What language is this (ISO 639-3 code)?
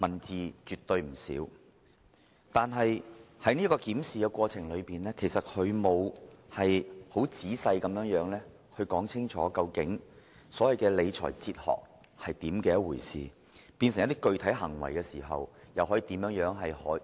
yue